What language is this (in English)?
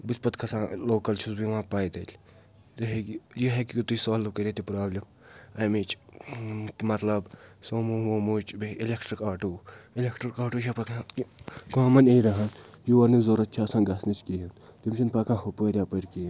Kashmiri